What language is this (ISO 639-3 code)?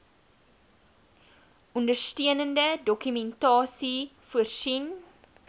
afr